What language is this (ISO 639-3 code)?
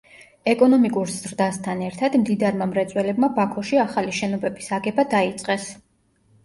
kat